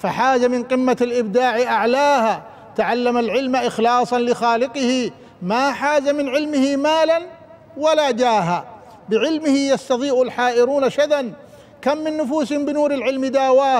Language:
Arabic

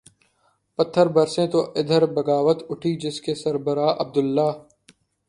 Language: Urdu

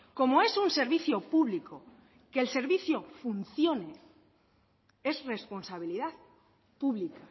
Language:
Spanish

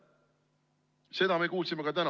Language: Estonian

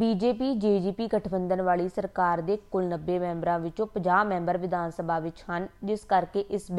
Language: Hindi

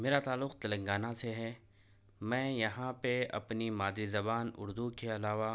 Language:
Urdu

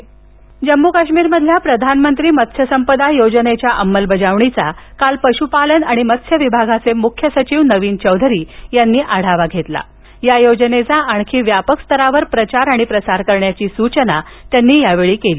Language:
Marathi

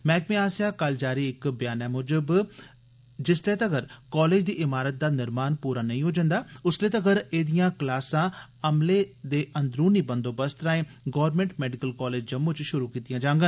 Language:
Dogri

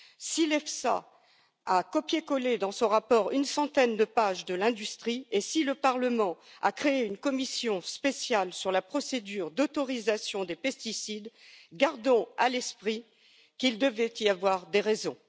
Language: French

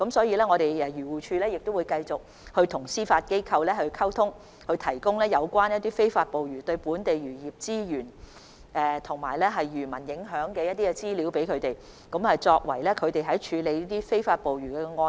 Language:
Cantonese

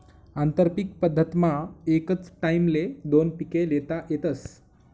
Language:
Marathi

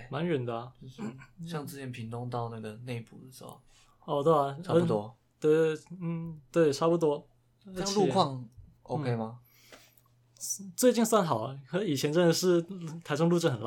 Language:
Chinese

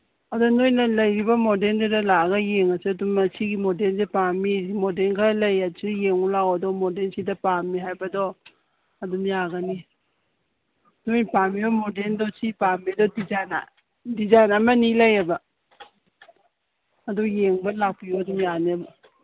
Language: Manipuri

